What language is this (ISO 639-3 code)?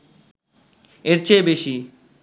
ben